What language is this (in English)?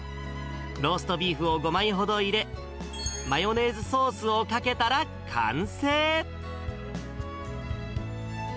Japanese